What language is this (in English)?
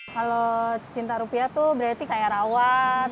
Indonesian